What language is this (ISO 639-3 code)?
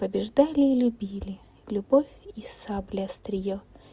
rus